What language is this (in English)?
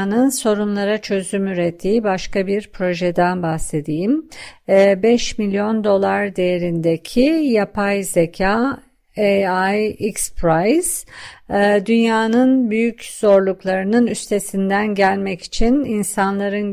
Turkish